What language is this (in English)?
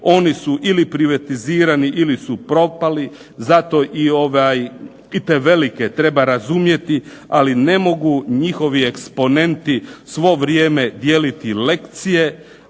Croatian